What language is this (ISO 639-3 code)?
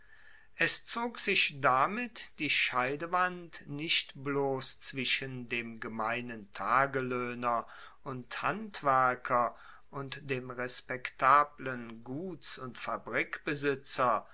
deu